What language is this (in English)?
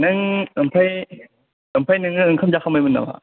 Bodo